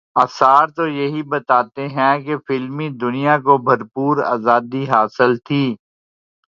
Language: Urdu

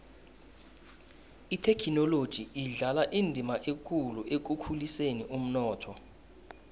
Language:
South Ndebele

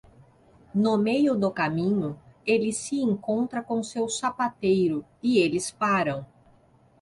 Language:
Portuguese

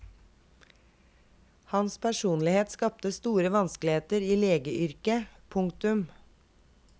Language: Norwegian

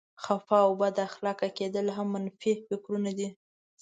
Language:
Pashto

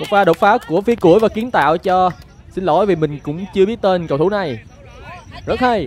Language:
Vietnamese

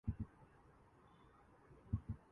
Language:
Urdu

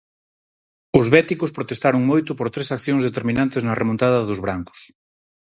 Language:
Galician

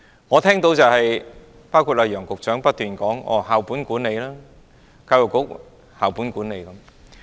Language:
Cantonese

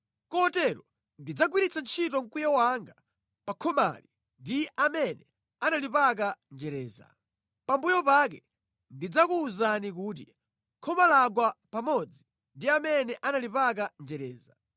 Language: Nyanja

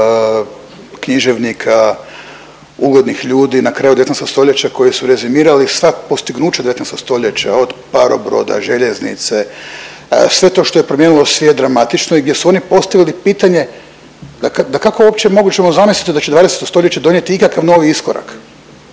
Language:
Croatian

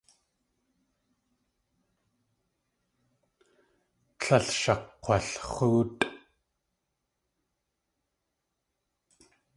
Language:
Tlingit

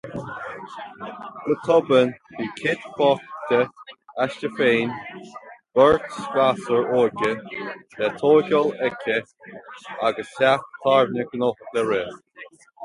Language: Irish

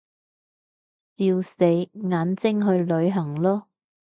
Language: Cantonese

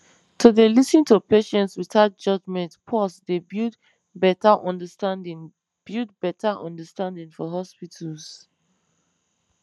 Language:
Nigerian Pidgin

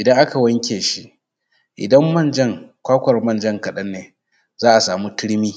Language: Hausa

